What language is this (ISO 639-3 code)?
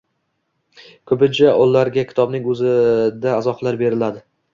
uzb